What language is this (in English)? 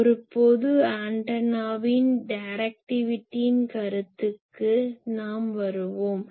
Tamil